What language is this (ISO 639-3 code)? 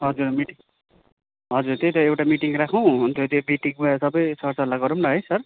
nep